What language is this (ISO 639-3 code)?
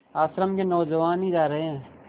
hin